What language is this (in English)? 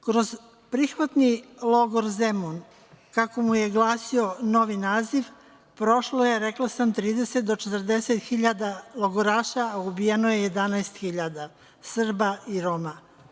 Serbian